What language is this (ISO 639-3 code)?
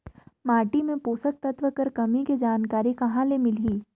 hne